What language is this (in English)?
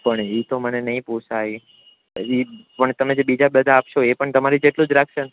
Gujarati